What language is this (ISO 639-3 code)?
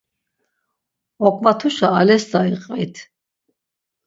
lzz